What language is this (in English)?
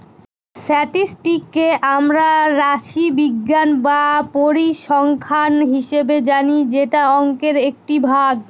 Bangla